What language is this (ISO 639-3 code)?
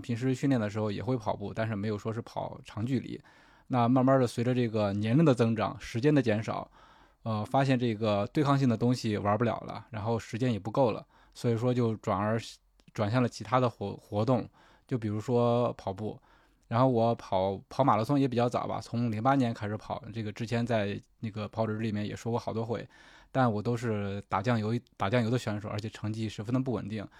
zho